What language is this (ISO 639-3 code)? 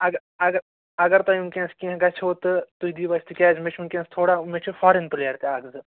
kas